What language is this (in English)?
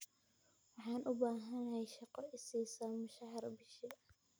Somali